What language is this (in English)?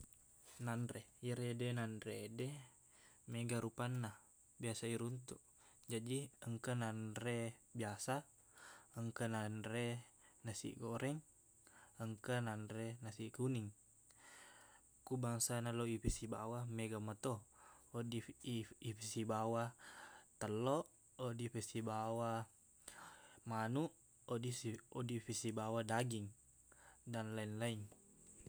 Buginese